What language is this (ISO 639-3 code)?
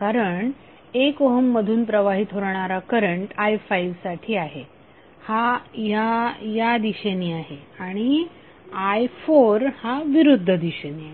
mar